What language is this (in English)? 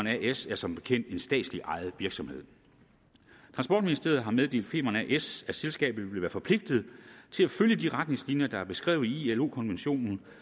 Danish